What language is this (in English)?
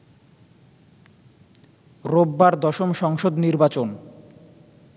Bangla